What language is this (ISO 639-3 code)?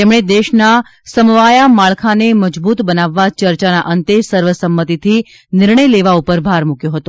guj